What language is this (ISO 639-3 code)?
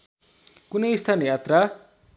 nep